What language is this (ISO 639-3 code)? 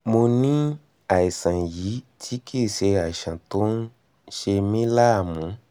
yor